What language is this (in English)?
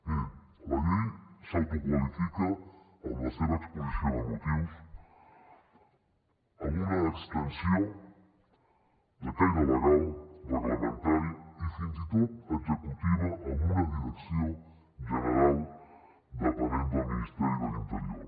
Catalan